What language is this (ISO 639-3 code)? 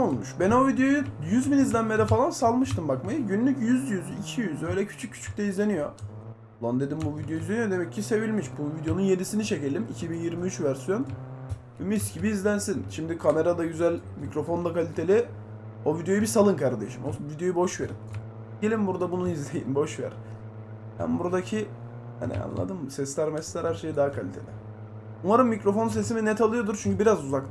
tur